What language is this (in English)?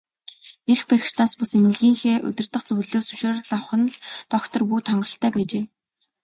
Mongolian